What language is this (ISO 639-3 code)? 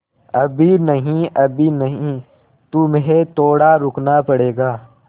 hin